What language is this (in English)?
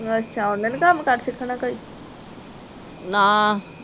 Punjabi